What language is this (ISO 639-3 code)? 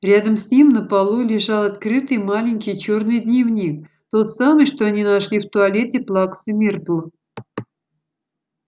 rus